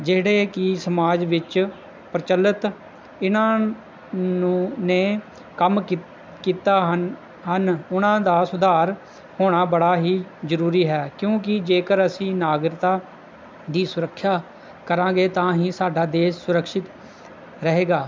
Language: Punjabi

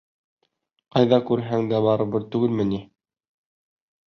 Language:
Bashkir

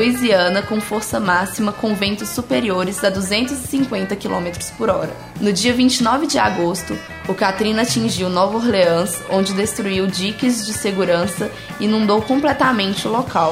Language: Portuguese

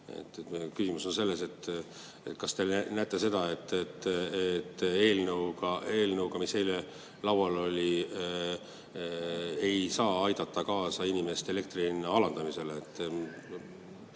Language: Estonian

